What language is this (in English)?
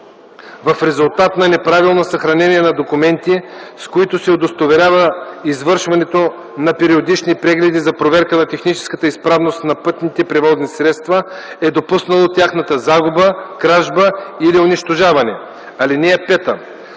Bulgarian